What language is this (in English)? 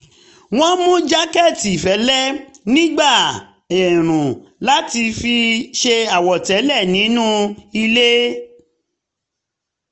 Yoruba